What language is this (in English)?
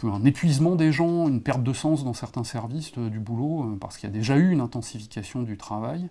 French